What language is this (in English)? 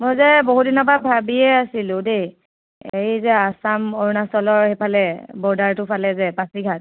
Assamese